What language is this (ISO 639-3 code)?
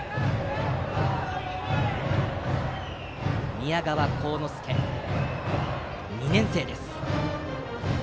jpn